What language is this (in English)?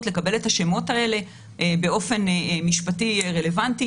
Hebrew